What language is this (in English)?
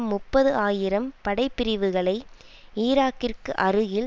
Tamil